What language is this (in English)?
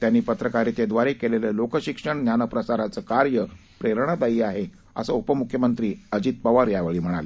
Marathi